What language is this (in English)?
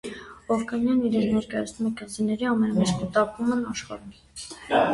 Armenian